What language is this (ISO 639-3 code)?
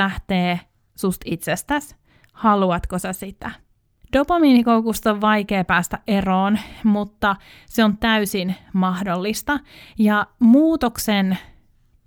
fin